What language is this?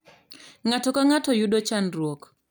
Luo (Kenya and Tanzania)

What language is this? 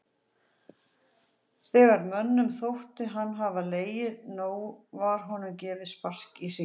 Icelandic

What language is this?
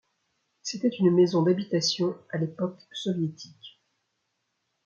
French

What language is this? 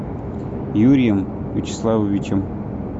Russian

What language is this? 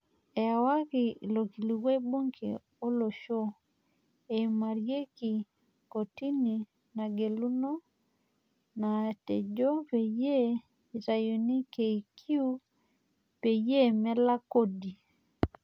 Masai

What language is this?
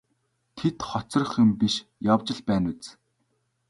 Mongolian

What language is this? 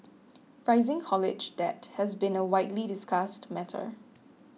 English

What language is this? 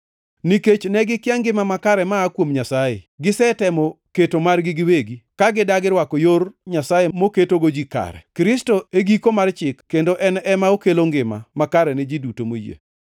Luo (Kenya and Tanzania)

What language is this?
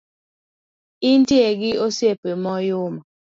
Luo (Kenya and Tanzania)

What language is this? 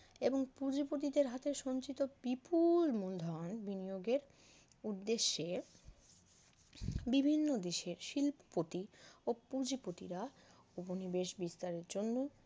Bangla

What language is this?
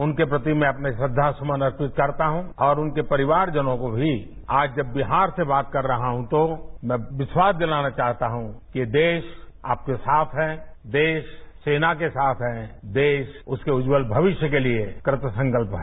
Hindi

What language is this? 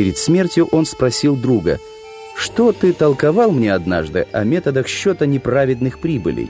Russian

